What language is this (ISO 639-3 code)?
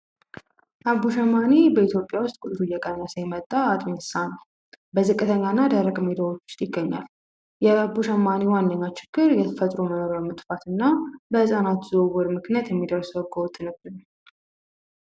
amh